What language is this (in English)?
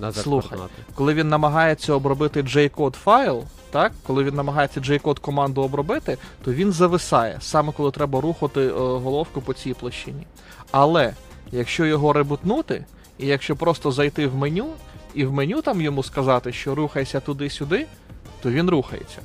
Ukrainian